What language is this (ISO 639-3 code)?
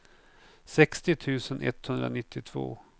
swe